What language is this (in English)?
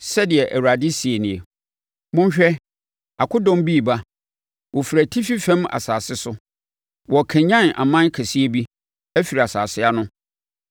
Akan